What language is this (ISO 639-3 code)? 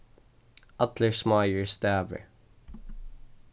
fao